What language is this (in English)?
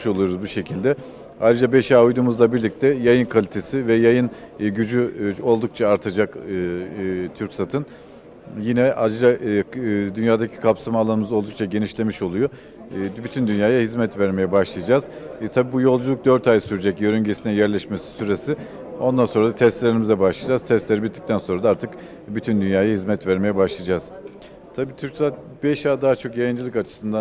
Turkish